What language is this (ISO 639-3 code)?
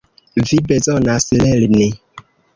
epo